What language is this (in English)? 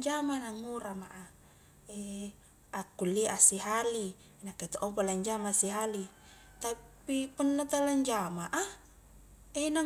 Highland Konjo